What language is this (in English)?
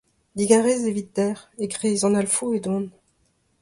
Breton